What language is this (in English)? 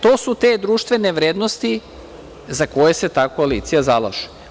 Serbian